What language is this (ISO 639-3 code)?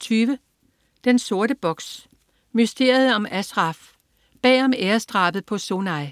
dan